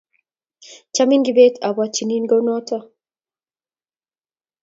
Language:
Kalenjin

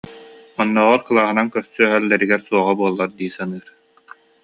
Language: Yakut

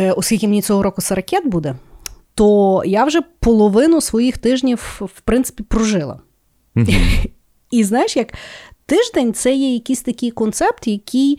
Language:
Ukrainian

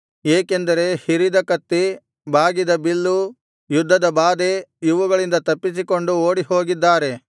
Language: Kannada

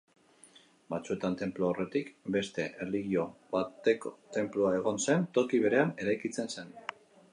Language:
Basque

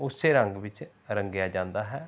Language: Punjabi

